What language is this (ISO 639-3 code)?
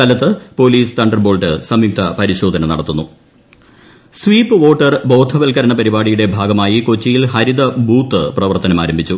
mal